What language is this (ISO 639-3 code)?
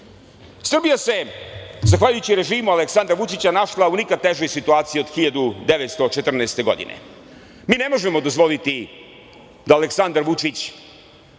srp